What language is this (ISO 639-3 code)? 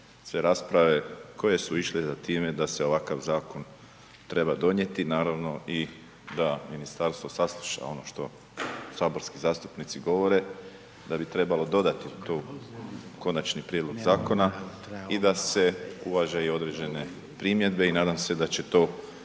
hrv